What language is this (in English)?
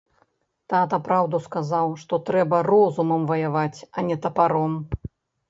Belarusian